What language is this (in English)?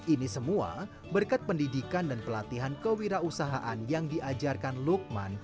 Indonesian